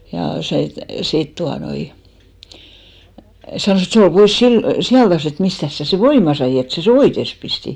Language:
Finnish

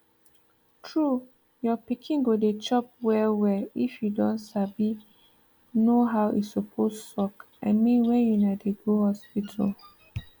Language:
Nigerian Pidgin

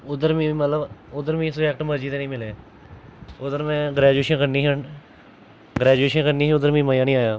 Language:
Dogri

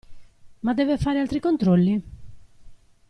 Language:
Italian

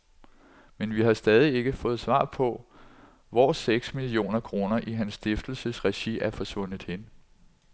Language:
Danish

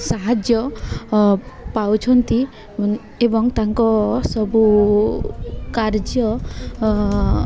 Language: Odia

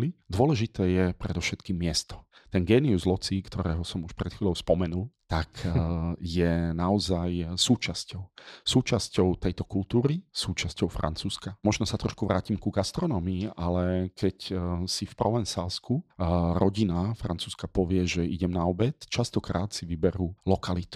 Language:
Slovak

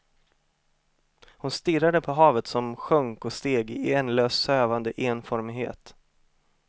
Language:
Swedish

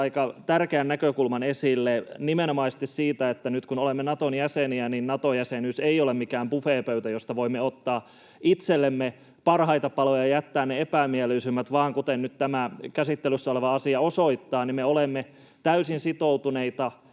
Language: Finnish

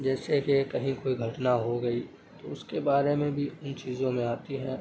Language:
Urdu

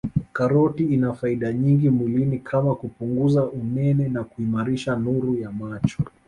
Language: Swahili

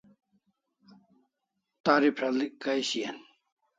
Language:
Kalasha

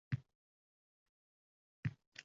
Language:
Uzbek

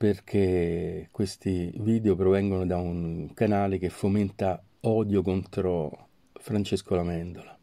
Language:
Italian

